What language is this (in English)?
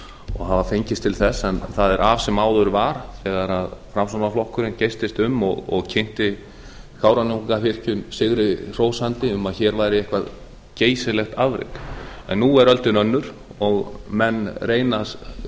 Icelandic